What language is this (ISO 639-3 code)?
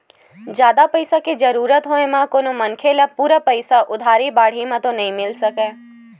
hne